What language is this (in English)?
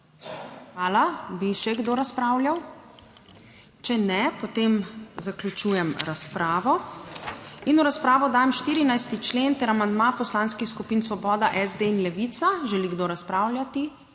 Slovenian